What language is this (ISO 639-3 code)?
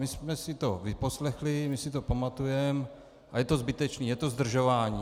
ces